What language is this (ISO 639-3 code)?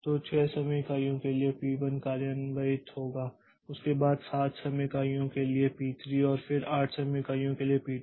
hin